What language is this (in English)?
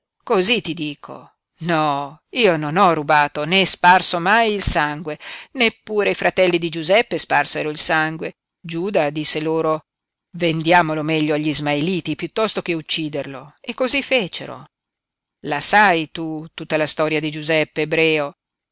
Italian